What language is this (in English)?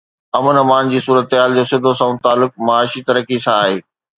Sindhi